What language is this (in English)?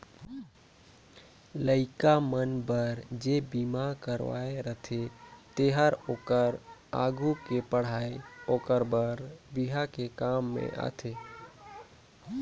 Chhattisgarhi